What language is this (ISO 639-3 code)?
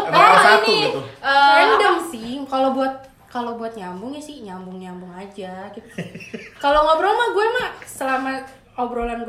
ind